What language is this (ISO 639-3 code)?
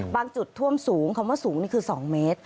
tha